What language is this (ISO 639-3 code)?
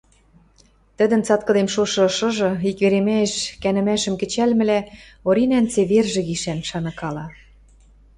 mrj